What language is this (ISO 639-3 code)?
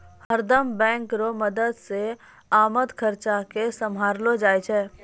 mai